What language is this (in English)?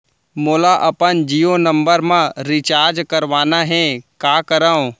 Chhattisgarhi